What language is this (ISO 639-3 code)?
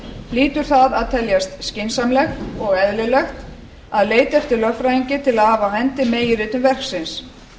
isl